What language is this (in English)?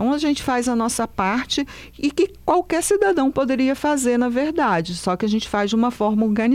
Portuguese